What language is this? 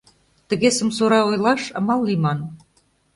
Mari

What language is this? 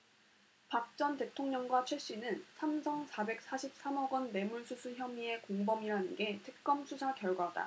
Korean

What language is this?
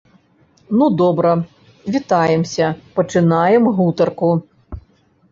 Belarusian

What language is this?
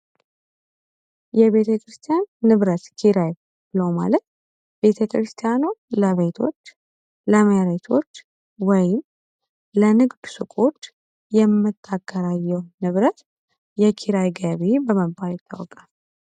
Amharic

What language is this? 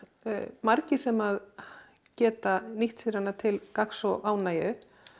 Icelandic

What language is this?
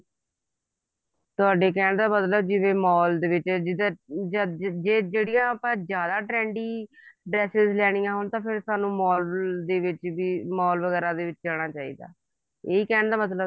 Punjabi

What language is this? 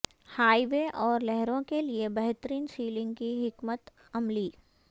Urdu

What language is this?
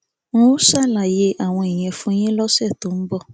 Yoruba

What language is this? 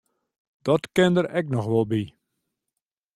Western Frisian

